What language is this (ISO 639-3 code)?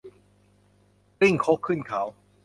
tha